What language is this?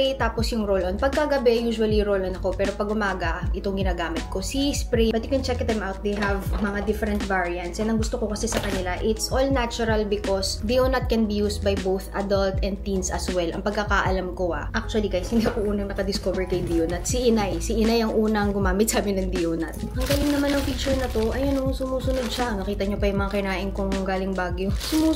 Filipino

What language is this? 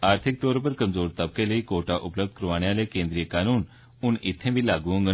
Dogri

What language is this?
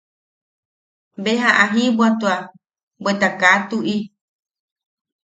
Yaqui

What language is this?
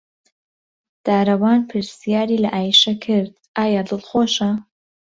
Central Kurdish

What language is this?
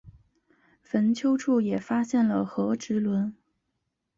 Chinese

